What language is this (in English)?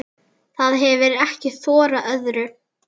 Icelandic